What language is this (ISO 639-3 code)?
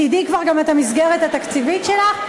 heb